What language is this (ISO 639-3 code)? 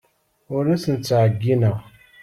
kab